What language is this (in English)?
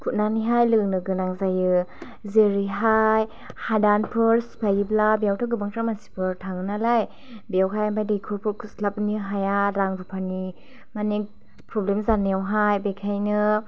Bodo